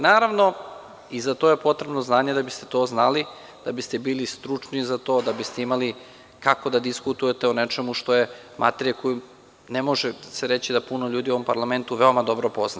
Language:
Serbian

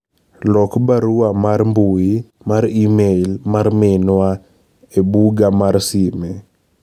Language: Luo (Kenya and Tanzania)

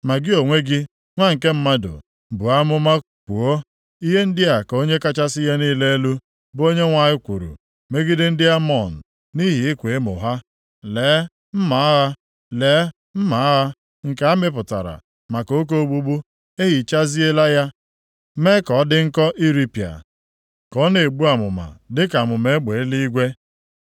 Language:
Igbo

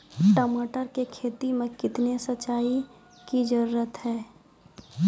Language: Maithili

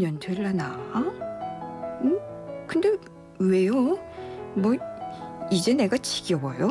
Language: Korean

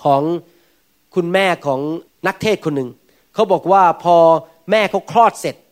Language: Thai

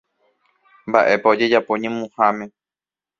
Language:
Guarani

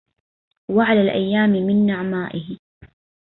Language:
Arabic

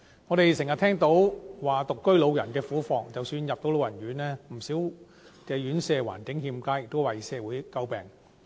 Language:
Cantonese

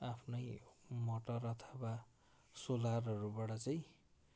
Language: Nepali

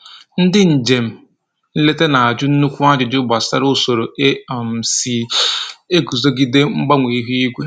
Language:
Igbo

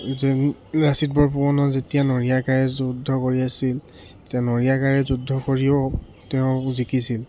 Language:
Assamese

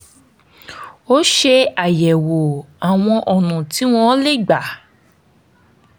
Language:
Yoruba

